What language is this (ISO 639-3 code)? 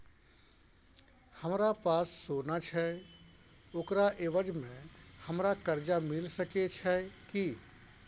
mai